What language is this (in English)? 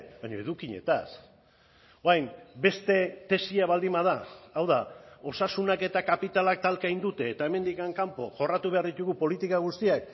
Basque